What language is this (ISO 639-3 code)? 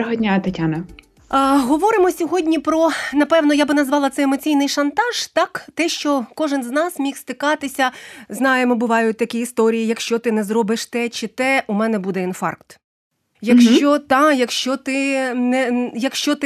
ukr